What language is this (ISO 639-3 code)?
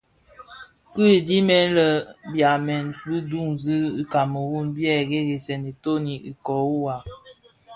ksf